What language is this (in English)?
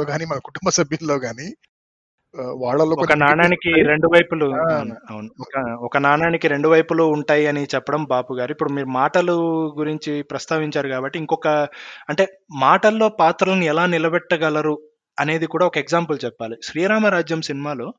Telugu